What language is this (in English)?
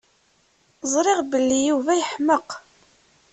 Kabyle